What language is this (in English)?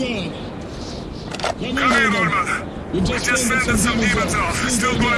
Vietnamese